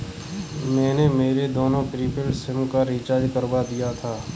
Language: Hindi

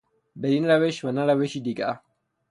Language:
Persian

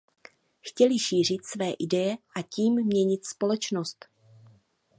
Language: Czech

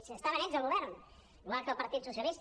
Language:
Catalan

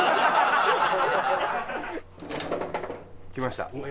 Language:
Japanese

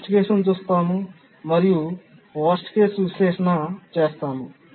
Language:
Telugu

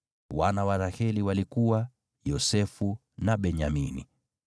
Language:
Swahili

